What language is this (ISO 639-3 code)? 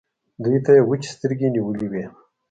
pus